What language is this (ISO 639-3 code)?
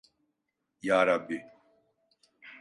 tur